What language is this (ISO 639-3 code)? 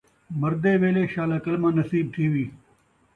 skr